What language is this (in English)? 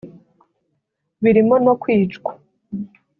Kinyarwanda